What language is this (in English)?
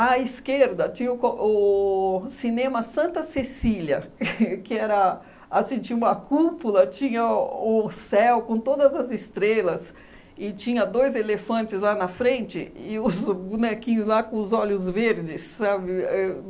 Portuguese